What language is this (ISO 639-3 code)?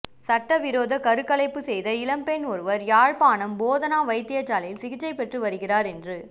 tam